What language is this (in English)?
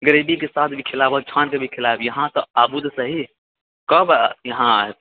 Maithili